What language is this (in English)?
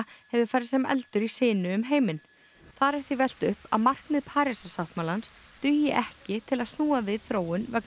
Icelandic